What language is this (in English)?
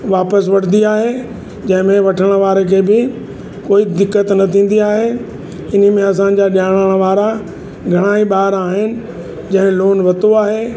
Sindhi